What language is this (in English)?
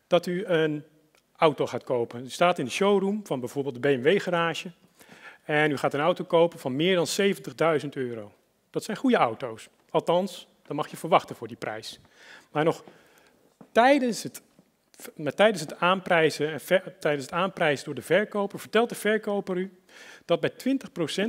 Dutch